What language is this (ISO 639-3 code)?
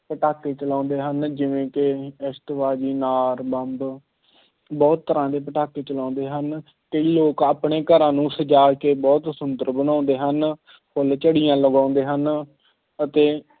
pan